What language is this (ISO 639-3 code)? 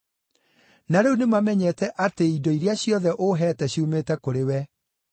kik